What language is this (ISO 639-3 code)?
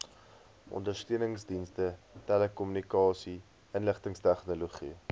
afr